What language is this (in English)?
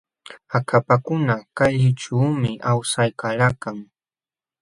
Jauja Wanca Quechua